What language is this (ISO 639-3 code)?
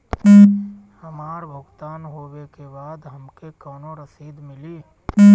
bho